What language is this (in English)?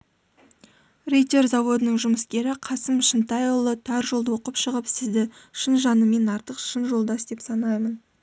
Kazakh